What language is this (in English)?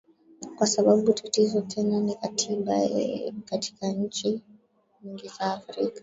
Swahili